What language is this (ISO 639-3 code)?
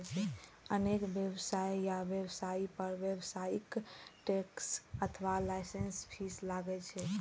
mai